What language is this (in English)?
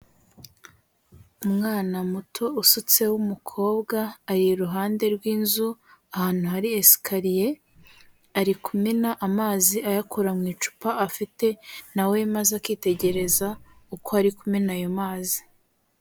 Kinyarwanda